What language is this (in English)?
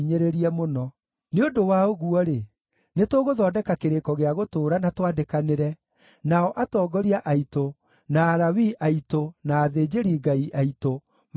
Kikuyu